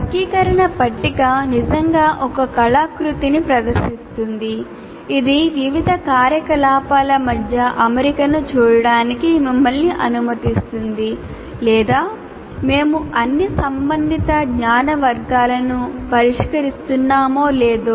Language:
Telugu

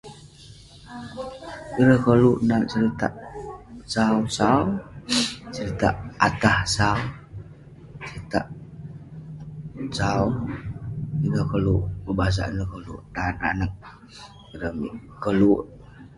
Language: Western Penan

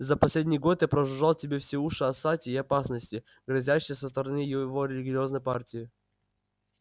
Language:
Russian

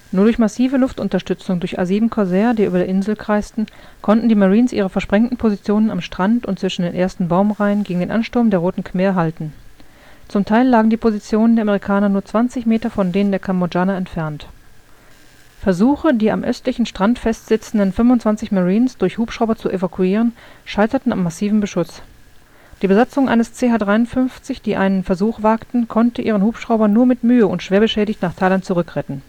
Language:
German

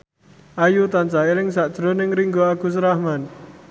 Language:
Javanese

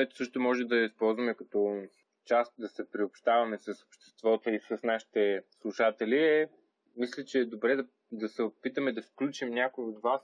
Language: Bulgarian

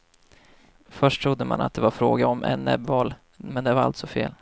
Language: Swedish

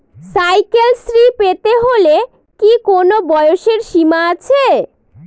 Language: Bangla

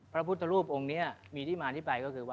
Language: Thai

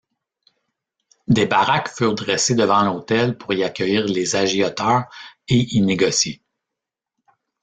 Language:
French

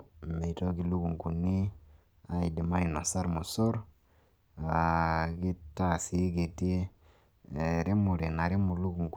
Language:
Masai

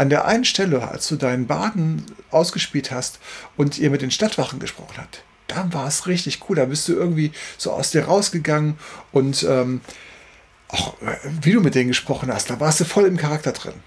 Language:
German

